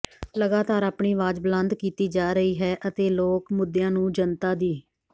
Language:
Punjabi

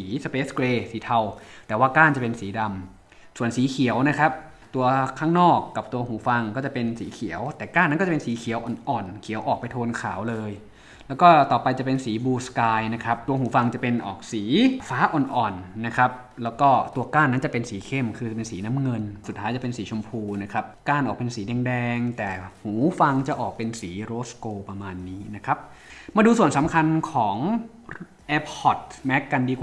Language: Thai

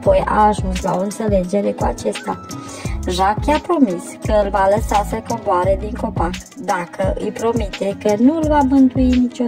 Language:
Romanian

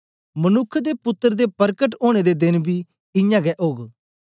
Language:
Dogri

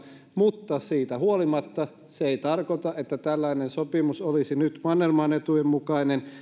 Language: Finnish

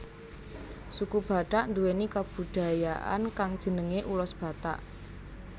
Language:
Javanese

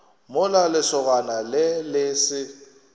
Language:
Northern Sotho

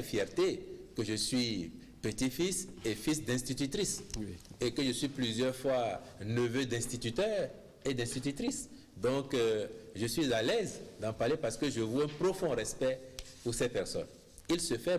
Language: French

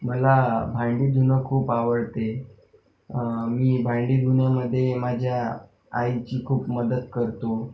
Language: Marathi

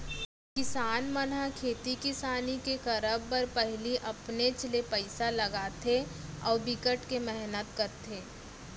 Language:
Chhattisgarhi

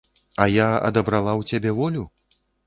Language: Belarusian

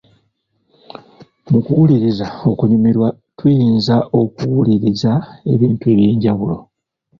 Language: Ganda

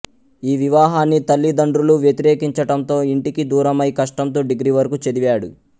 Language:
Telugu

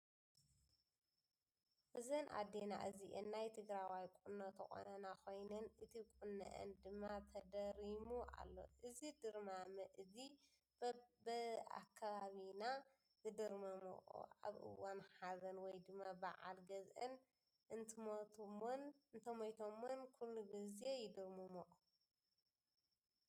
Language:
Tigrinya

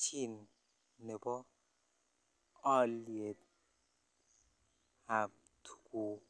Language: Kalenjin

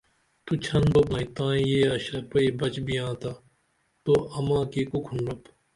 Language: Dameli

